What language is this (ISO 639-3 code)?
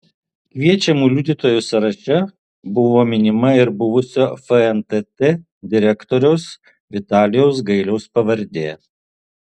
lit